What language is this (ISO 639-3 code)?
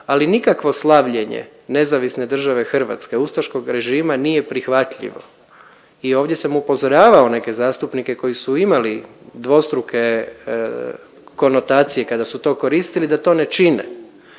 hrv